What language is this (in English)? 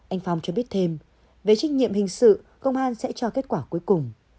Vietnamese